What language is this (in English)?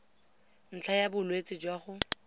Tswana